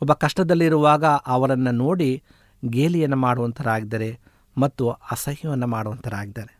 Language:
Kannada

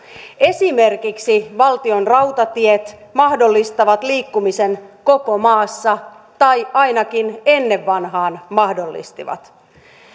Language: Finnish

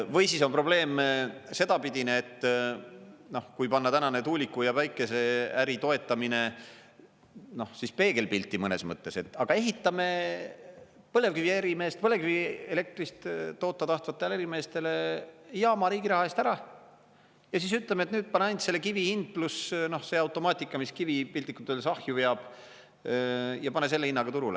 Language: Estonian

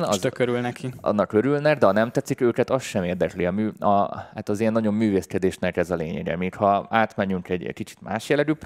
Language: Hungarian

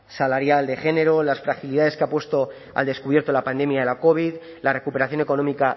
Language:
Spanish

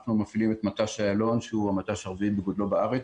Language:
Hebrew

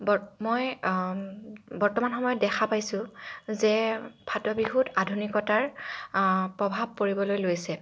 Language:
Assamese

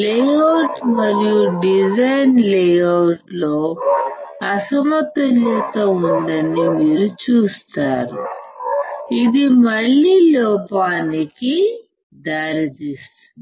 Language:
Telugu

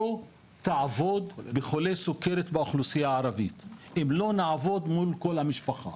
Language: Hebrew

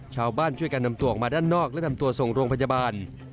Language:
Thai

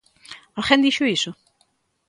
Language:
Galician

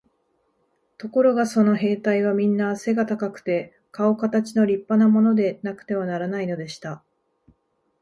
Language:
Japanese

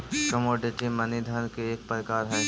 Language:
Magahi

